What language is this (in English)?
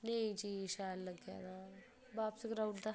Dogri